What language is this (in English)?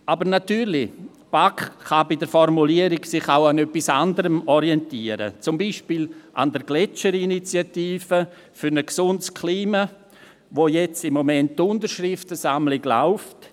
Swiss German